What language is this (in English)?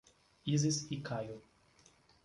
Portuguese